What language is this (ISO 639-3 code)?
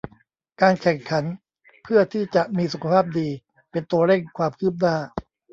tha